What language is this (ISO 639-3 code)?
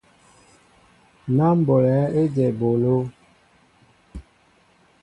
mbo